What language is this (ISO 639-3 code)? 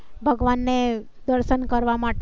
guj